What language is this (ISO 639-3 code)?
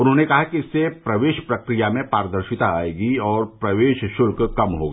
hin